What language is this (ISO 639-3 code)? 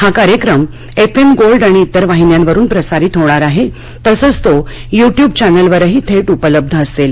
mar